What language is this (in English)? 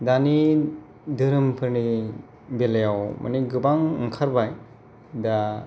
Bodo